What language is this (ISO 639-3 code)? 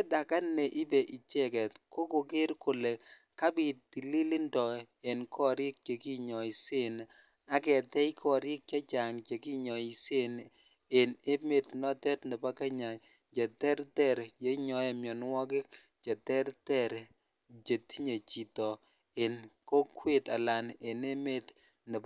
kln